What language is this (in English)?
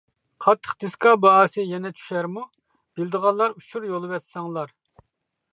Uyghur